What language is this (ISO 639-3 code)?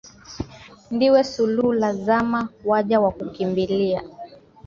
swa